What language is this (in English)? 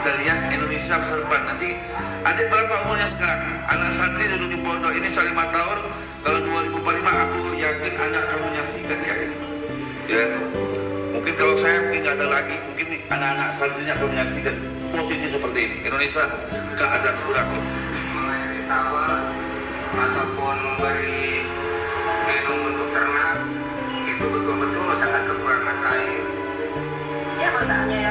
Indonesian